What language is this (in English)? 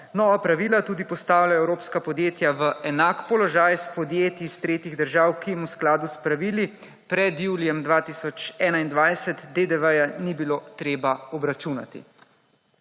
Slovenian